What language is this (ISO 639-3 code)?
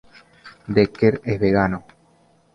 spa